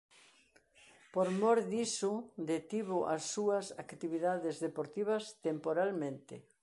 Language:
Galician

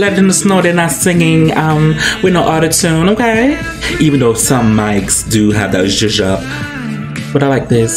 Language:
English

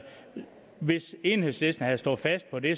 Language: Danish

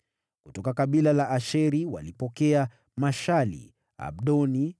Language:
Swahili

